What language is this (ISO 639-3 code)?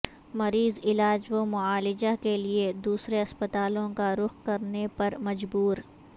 urd